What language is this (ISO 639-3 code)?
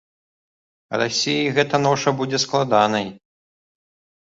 bel